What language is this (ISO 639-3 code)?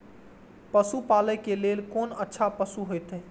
mai